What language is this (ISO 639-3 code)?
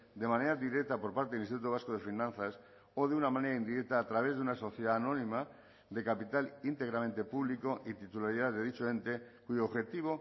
spa